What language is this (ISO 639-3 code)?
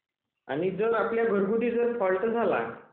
mar